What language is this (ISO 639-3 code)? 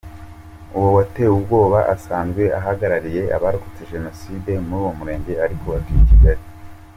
kin